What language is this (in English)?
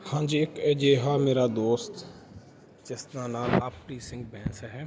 Punjabi